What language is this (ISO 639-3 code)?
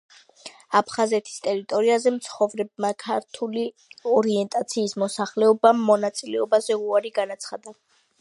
kat